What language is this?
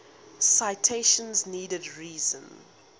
English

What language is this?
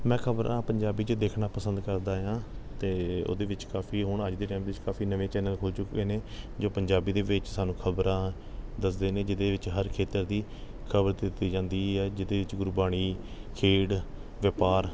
Punjabi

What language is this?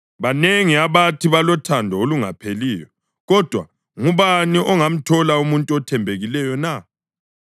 North Ndebele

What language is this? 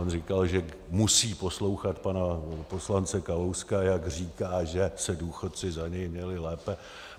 Czech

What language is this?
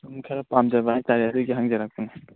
Manipuri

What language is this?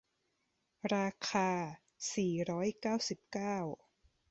Thai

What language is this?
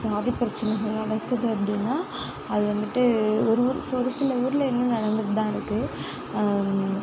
Tamil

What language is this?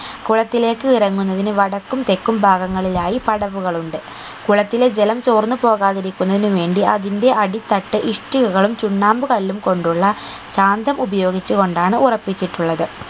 Malayalam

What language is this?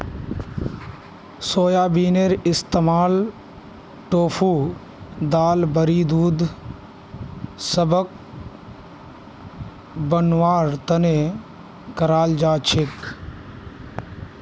Magahi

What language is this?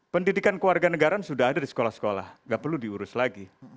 Indonesian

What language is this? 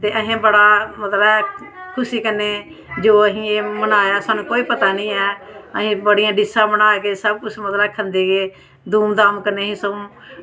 Dogri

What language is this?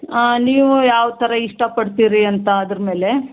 Kannada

